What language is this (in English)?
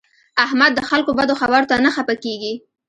Pashto